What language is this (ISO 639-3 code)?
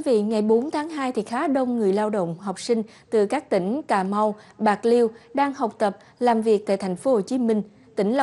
vie